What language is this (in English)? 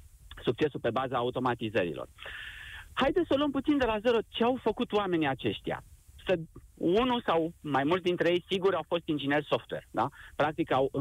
Romanian